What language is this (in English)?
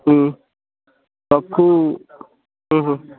Odia